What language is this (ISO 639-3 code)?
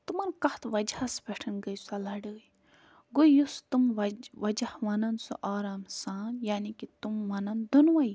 kas